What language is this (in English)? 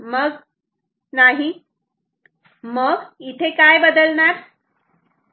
Marathi